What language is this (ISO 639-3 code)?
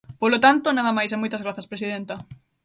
glg